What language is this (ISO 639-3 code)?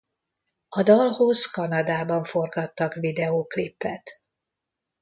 hun